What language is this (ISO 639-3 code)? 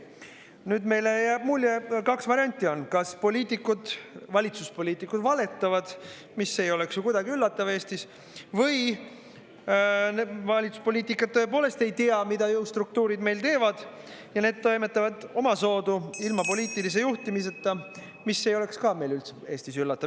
est